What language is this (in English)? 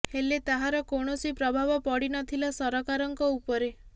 Odia